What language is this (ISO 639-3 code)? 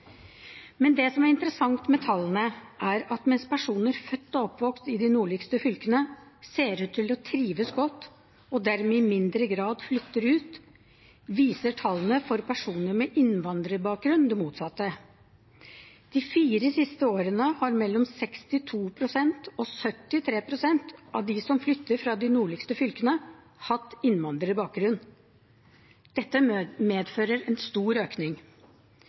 nob